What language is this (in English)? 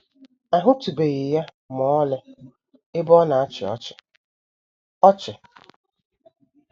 Igbo